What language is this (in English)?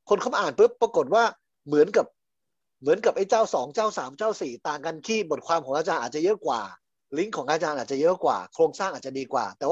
Thai